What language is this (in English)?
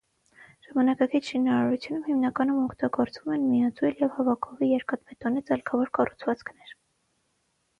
Armenian